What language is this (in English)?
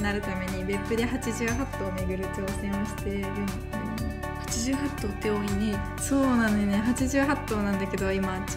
Japanese